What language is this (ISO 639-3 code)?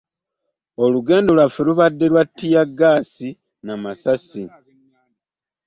lug